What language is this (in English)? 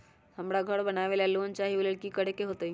Magahi